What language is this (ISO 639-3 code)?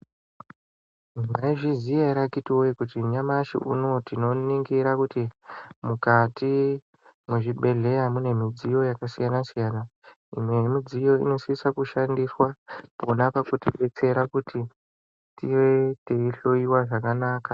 ndc